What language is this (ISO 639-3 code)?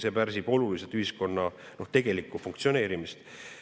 est